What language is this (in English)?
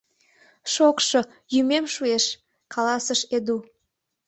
Mari